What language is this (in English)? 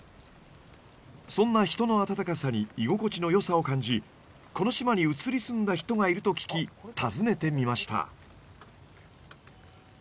Japanese